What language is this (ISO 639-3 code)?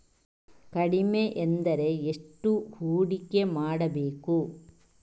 kan